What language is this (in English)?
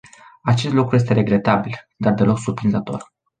Romanian